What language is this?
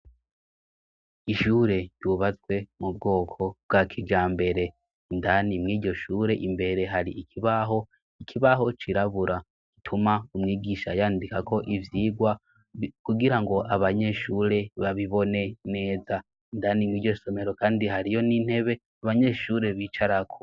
Rundi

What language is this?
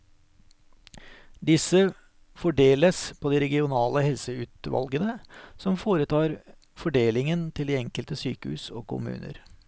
Norwegian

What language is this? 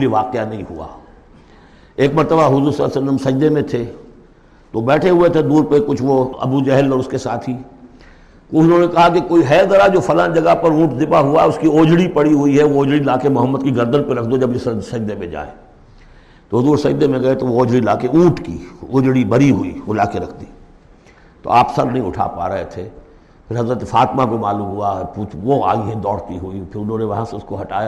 Urdu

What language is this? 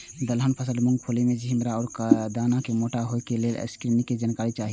Maithili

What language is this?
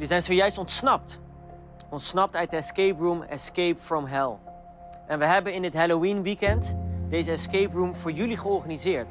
Dutch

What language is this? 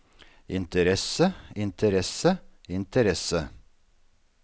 Norwegian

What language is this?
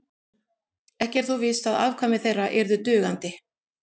Icelandic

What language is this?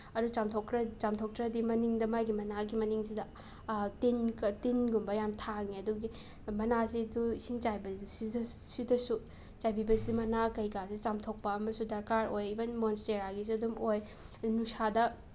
Manipuri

